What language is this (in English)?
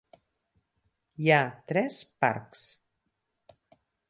Catalan